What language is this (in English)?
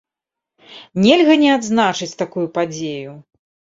Belarusian